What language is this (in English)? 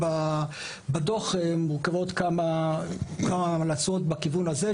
Hebrew